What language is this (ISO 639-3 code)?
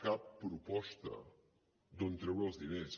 cat